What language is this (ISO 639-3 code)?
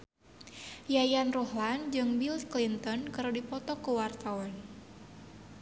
sun